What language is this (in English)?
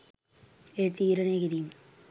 Sinhala